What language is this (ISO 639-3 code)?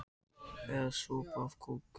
isl